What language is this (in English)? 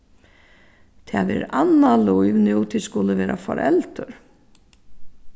Faroese